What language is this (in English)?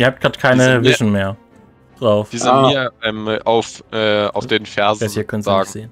German